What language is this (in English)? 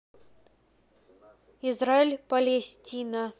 Russian